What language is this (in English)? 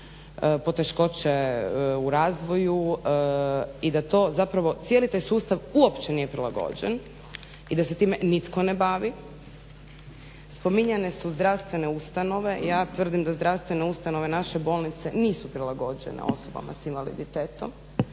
Croatian